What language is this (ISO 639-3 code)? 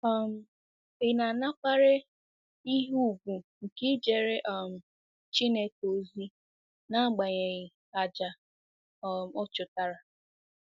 ibo